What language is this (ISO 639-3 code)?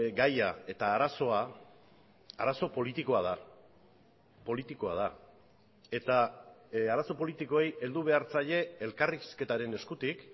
eus